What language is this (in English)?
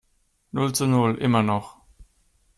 German